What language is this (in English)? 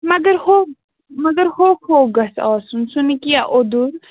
Kashmiri